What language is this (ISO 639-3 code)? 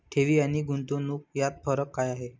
mar